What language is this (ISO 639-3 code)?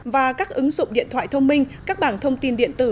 vie